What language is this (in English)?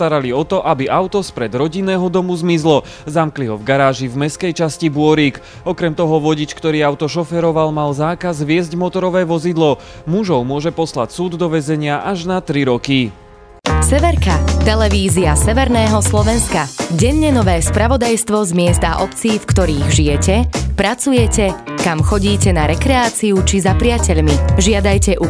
Dutch